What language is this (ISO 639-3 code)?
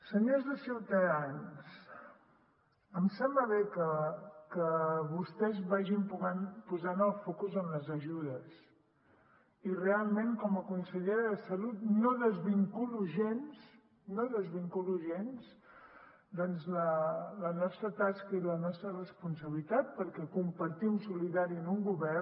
cat